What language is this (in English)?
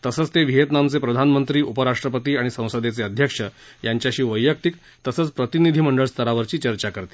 Marathi